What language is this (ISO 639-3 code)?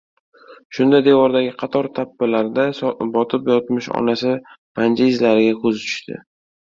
uzb